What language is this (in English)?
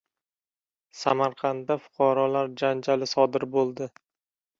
Uzbek